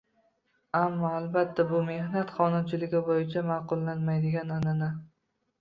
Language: Uzbek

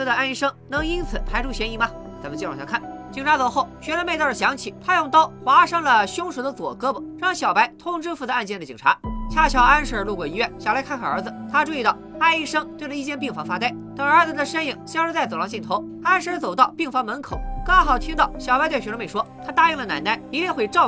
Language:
Chinese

